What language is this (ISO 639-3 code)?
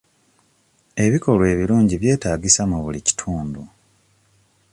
lug